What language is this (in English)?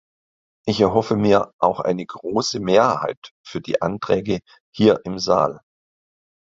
German